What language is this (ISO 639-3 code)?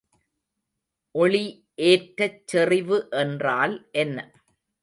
tam